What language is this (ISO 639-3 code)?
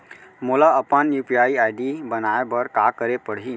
hne